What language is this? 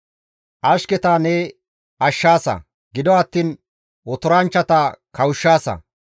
Gamo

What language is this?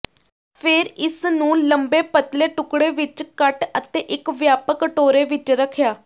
Punjabi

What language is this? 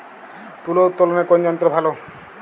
Bangla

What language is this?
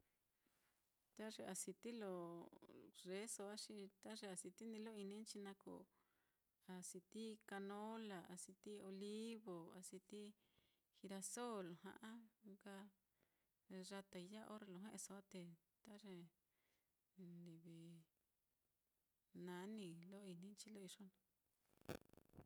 Mitlatongo Mixtec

